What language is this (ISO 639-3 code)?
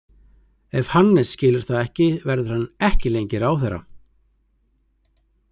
isl